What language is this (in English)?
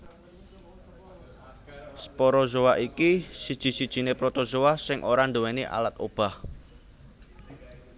Javanese